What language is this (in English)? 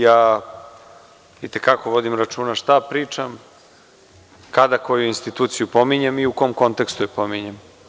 Serbian